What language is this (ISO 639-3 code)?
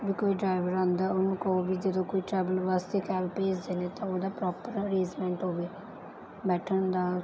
pan